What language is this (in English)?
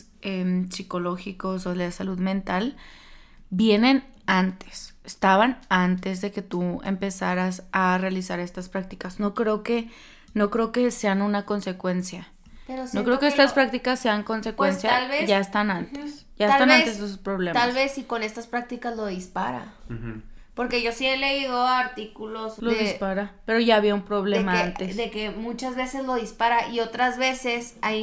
Spanish